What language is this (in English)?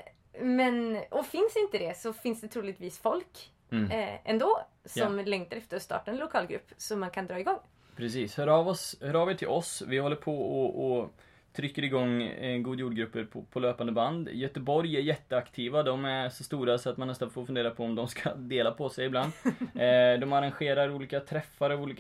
Swedish